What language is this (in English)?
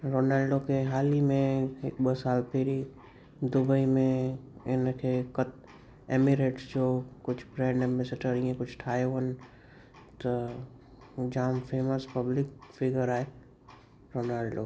Sindhi